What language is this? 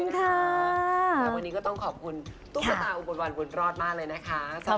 Thai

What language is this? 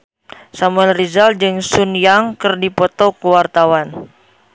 Sundanese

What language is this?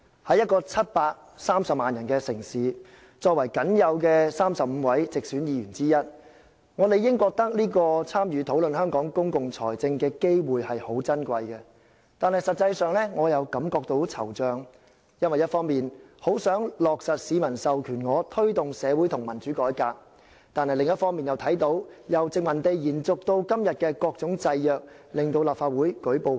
Cantonese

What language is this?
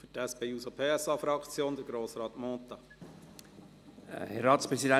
Swiss German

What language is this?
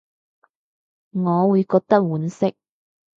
Cantonese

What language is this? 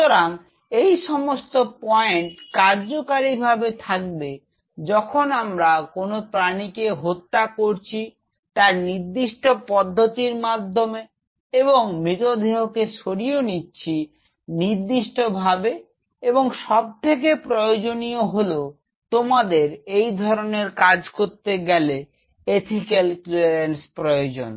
Bangla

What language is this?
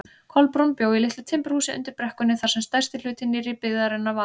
Icelandic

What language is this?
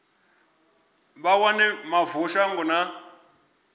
Venda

